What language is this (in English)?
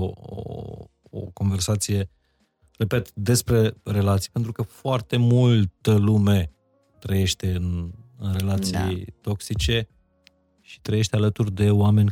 Romanian